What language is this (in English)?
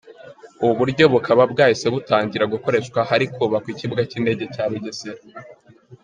Kinyarwanda